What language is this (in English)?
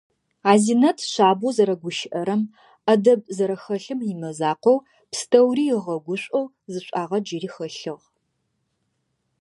Adyghe